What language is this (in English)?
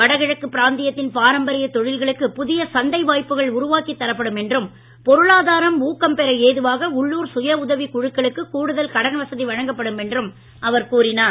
Tamil